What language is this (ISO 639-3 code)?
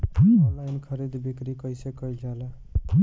bho